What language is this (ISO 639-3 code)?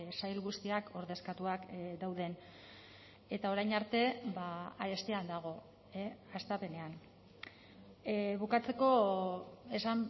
eus